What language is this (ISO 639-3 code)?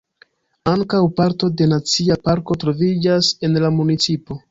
epo